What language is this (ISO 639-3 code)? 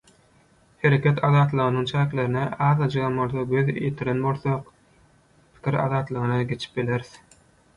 tuk